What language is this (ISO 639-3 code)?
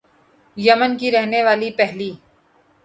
urd